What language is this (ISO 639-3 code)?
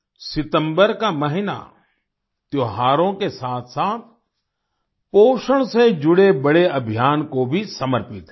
hin